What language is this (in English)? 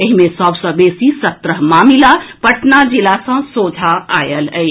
Maithili